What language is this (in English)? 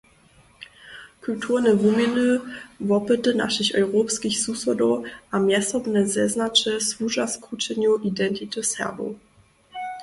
Upper Sorbian